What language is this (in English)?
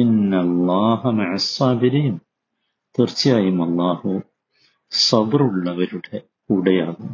Malayalam